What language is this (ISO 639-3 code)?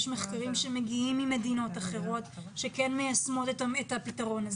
heb